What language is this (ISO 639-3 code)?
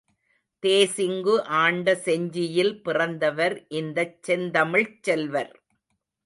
tam